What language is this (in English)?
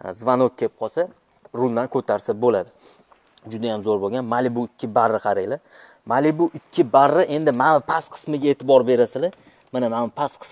Turkish